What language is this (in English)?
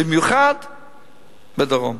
Hebrew